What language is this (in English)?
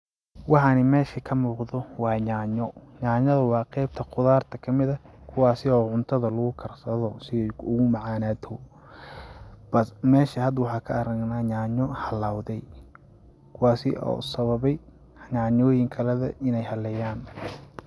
Somali